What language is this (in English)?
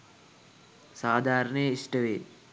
Sinhala